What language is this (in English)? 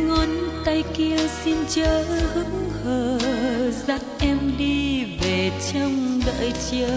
Vietnamese